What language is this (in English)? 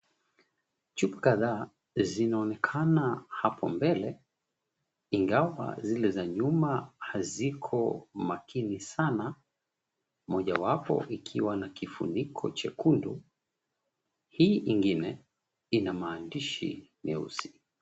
Swahili